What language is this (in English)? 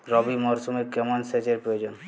Bangla